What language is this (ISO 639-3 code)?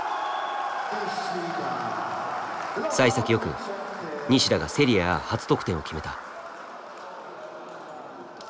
jpn